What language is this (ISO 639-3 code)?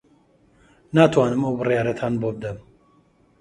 ckb